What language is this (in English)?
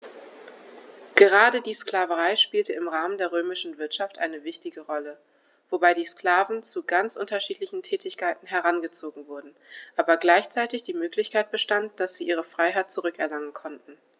German